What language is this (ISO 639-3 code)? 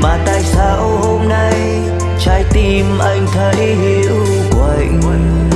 vie